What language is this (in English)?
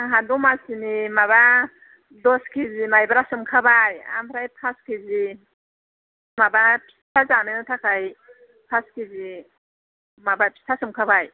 Bodo